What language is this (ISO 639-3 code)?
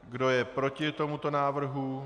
ces